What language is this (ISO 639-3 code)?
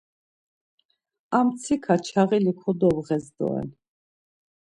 lzz